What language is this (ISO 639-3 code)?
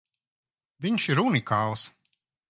lav